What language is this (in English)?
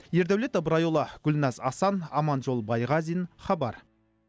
Kazakh